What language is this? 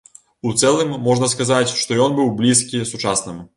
Belarusian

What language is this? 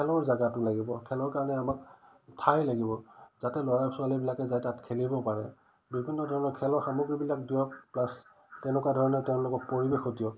Assamese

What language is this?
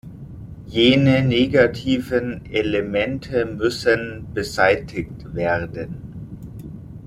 German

